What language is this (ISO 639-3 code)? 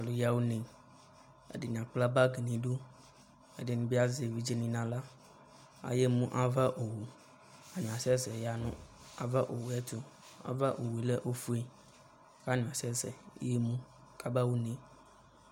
kpo